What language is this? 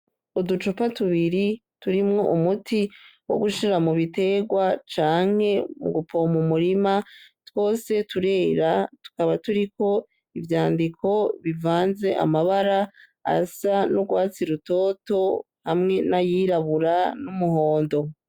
Rundi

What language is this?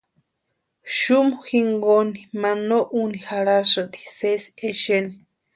Western Highland Purepecha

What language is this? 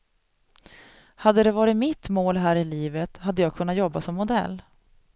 Swedish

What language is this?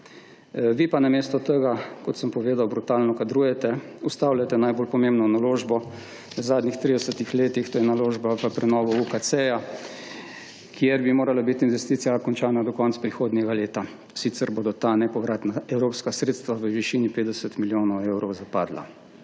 Slovenian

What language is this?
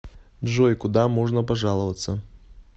Russian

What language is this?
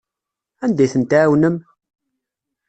Kabyle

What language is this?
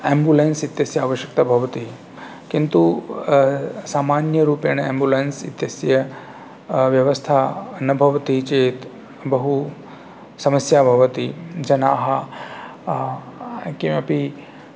Sanskrit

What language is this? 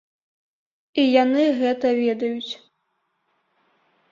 Belarusian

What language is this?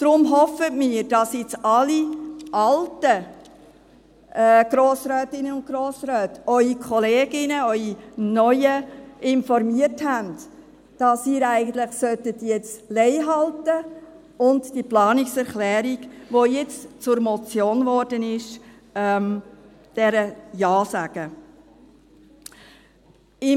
Swiss German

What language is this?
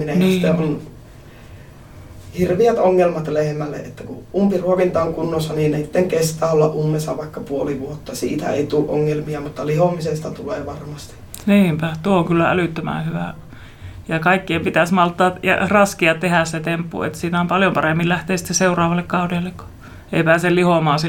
Finnish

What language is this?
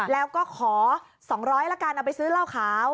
Thai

